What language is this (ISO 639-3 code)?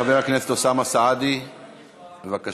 heb